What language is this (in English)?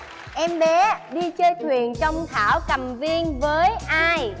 Vietnamese